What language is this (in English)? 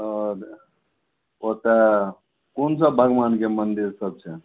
Maithili